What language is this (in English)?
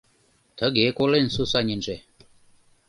Mari